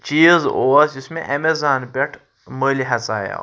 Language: Kashmiri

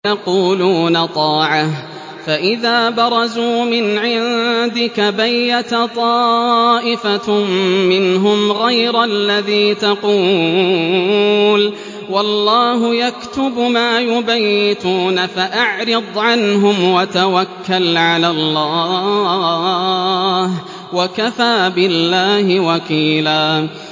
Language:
Arabic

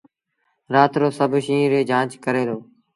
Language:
Sindhi Bhil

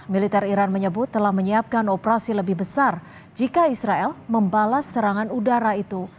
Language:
Indonesian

